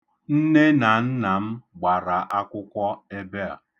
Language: Igbo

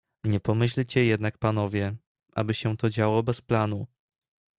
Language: Polish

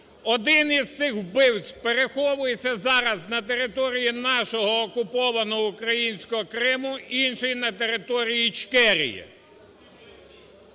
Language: Ukrainian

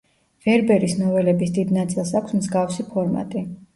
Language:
Georgian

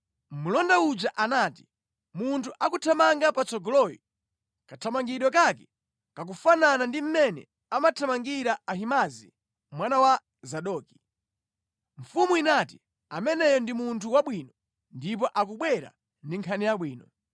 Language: Nyanja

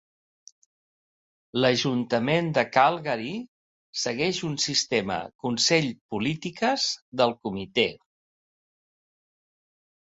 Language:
Catalan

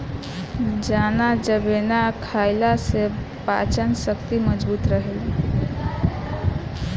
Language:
Bhojpuri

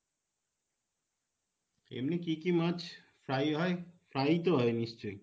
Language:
Bangla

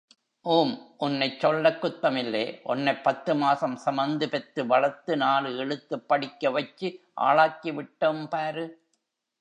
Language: Tamil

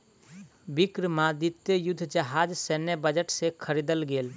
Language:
Maithili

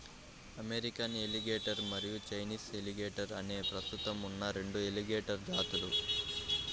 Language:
Telugu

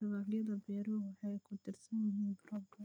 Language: Somali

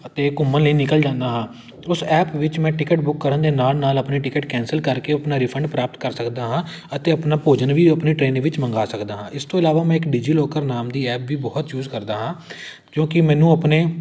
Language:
Punjabi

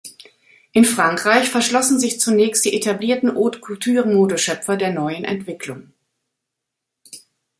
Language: German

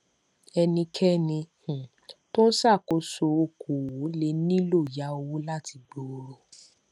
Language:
Yoruba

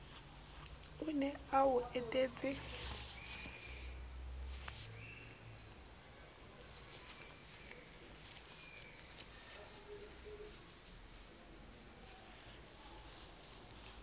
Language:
Southern Sotho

